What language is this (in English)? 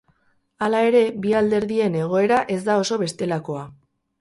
Basque